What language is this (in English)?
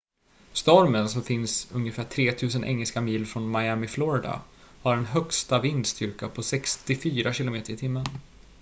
Swedish